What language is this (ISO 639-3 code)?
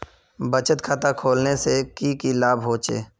mag